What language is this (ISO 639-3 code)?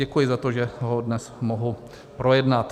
ces